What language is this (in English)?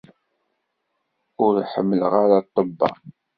Kabyle